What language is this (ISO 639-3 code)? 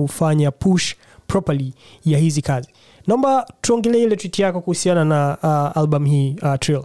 swa